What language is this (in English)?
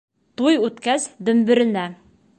Bashkir